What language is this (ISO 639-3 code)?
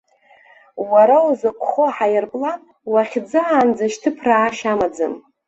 abk